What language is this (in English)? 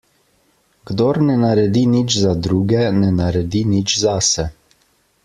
Slovenian